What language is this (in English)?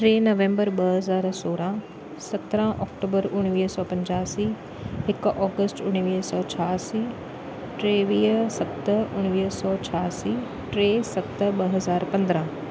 Sindhi